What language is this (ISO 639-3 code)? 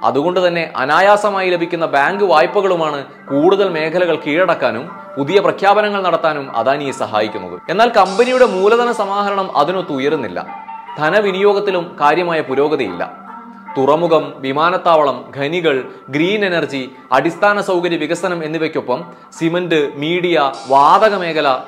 mal